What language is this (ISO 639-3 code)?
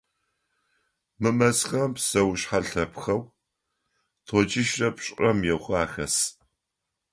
ady